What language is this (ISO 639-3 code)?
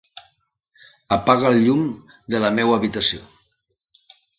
cat